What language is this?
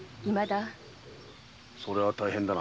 Japanese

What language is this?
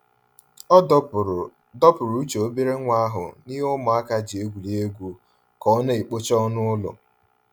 Igbo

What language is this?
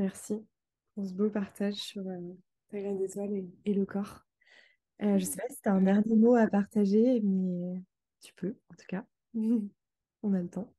French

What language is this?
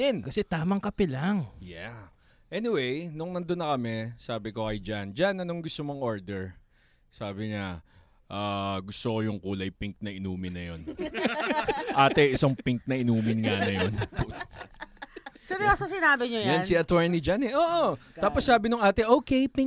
Filipino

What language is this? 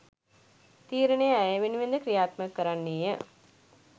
Sinhala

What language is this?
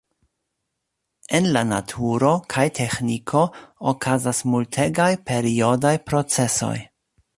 Esperanto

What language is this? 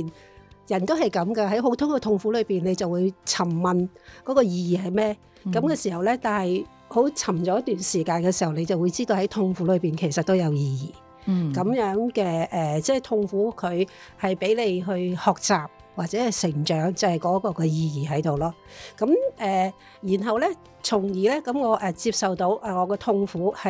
Chinese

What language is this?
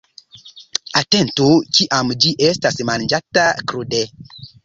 Esperanto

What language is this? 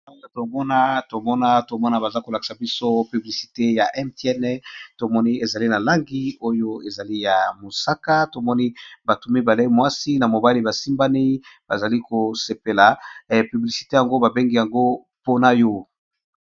Lingala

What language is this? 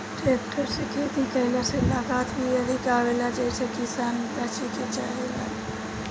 Bhojpuri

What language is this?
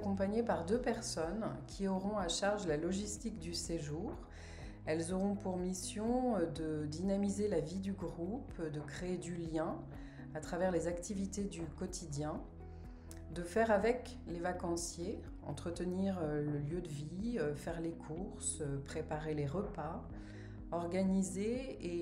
French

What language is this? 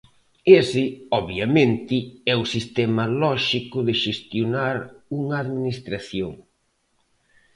Galician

